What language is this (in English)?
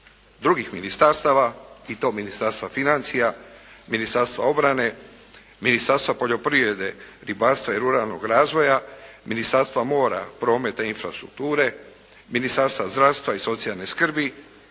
Croatian